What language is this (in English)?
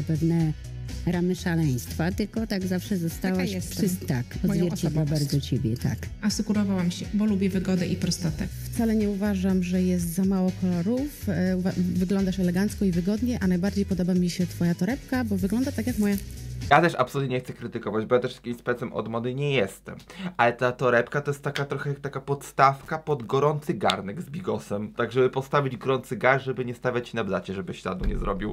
Polish